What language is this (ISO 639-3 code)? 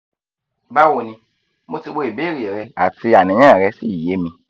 yor